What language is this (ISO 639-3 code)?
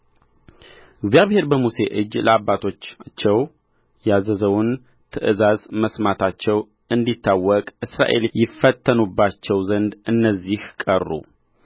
amh